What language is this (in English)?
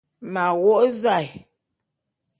Bulu